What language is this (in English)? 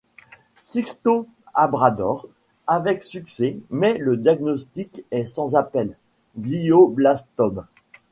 French